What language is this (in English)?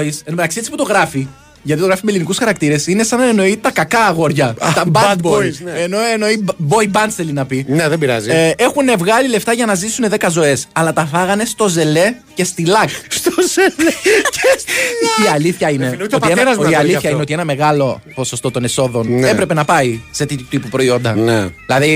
Greek